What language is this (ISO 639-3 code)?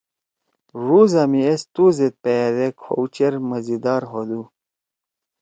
trw